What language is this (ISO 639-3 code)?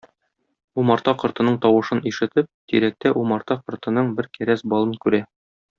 tat